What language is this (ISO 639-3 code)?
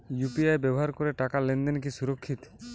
ben